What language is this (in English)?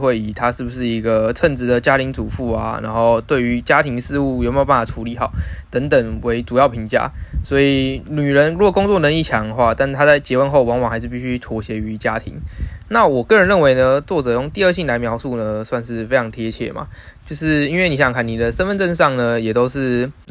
Chinese